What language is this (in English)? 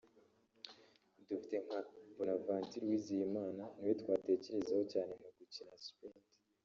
Kinyarwanda